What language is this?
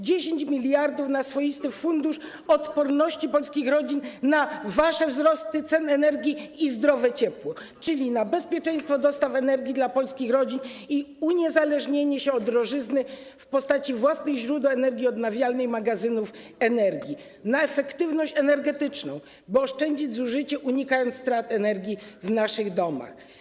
Polish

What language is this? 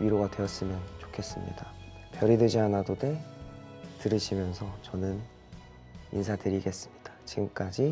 Korean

